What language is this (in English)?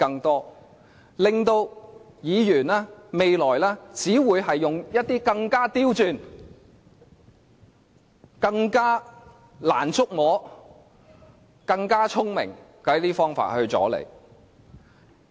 Cantonese